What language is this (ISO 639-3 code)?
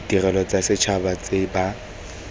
tsn